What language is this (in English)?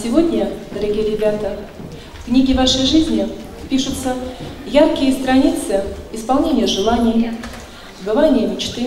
Russian